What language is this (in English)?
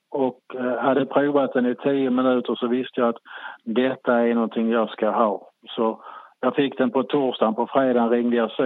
Swedish